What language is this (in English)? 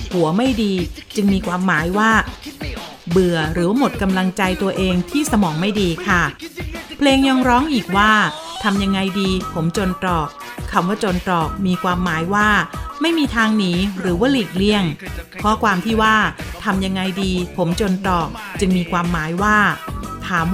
Thai